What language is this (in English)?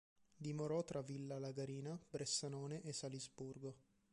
Italian